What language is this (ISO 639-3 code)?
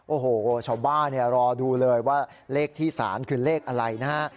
tha